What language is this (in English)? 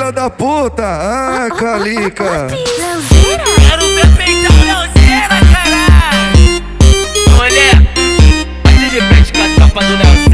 Romanian